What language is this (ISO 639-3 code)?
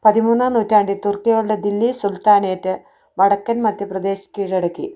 mal